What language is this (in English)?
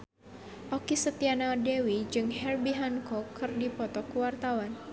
Sundanese